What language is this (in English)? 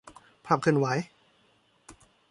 Thai